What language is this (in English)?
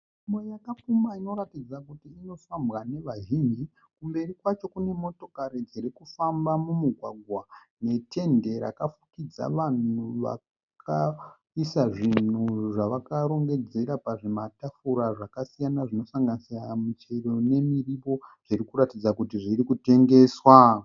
Shona